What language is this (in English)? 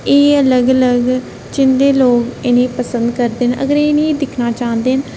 Dogri